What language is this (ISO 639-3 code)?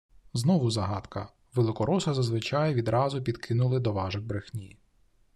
ukr